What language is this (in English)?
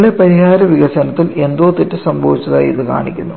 Malayalam